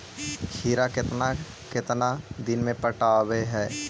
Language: Magahi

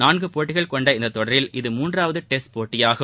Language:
Tamil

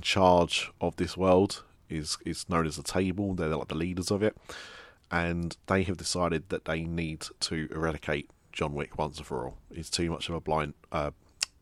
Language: English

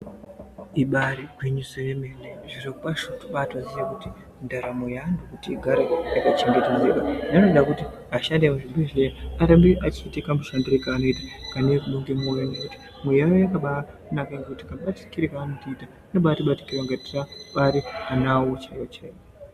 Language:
Ndau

